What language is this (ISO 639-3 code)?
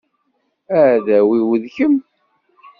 kab